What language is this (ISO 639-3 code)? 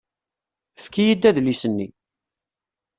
kab